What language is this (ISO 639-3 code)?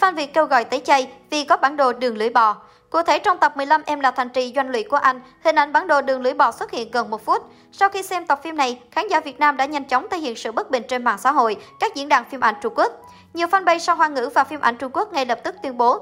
vie